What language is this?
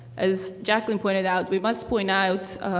English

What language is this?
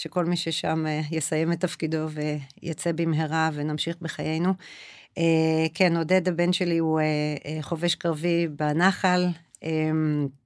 Hebrew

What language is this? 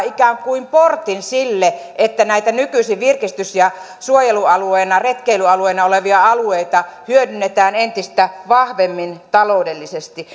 Finnish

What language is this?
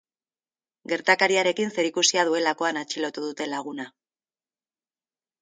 Basque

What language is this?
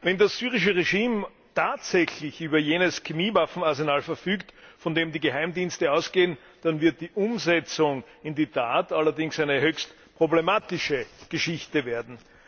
German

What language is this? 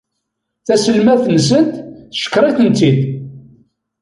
Kabyle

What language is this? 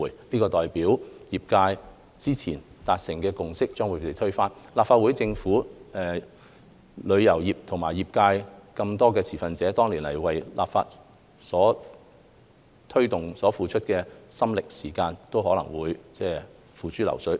Cantonese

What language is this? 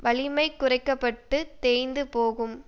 Tamil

